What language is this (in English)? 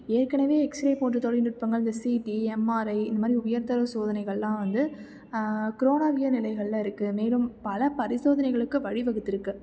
Tamil